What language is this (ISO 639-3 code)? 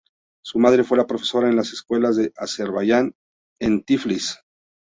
spa